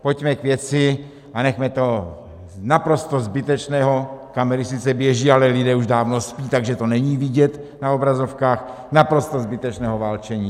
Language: Czech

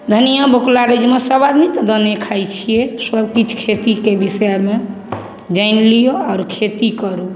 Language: Maithili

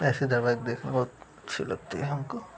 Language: Hindi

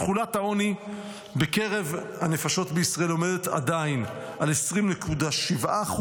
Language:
Hebrew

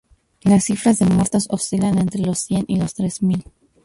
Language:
Spanish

